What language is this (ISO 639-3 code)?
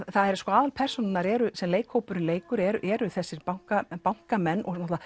isl